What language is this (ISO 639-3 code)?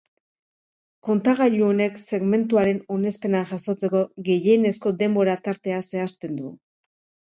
eus